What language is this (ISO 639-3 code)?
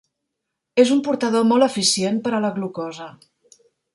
cat